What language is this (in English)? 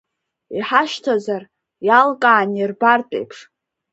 Abkhazian